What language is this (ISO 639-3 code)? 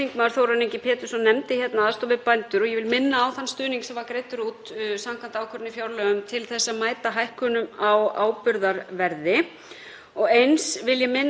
isl